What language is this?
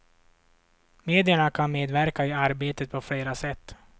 Swedish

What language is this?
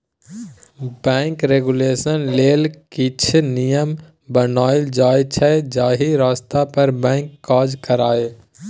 Maithili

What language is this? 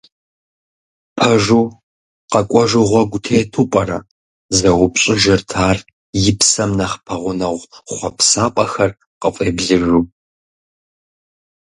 Kabardian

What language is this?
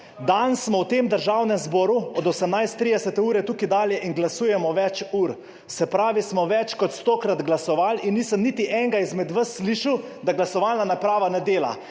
Slovenian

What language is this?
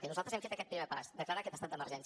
Catalan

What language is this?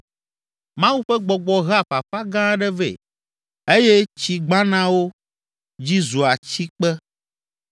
Ewe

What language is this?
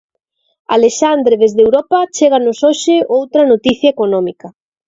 Galician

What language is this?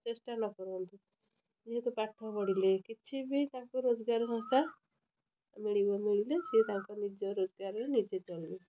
Odia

